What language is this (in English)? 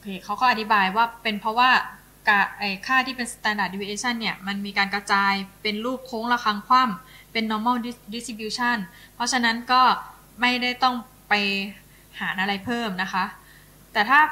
Thai